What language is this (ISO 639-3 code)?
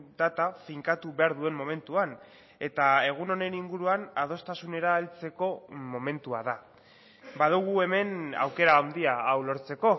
eus